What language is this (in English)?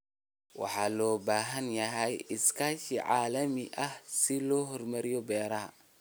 Somali